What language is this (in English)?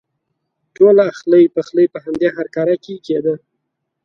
Pashto